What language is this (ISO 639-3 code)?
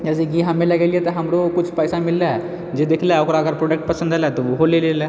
mai